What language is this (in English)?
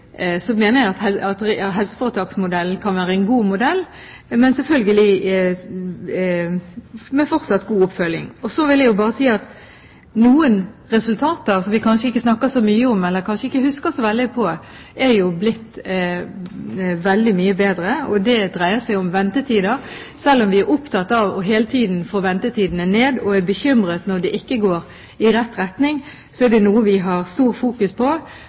Norwegian Bokmål